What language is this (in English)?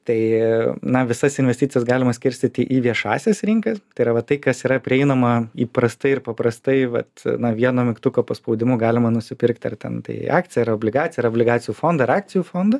Lithuanian